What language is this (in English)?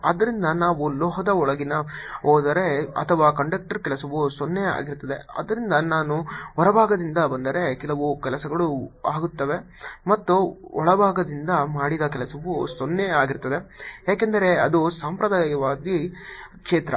Kannada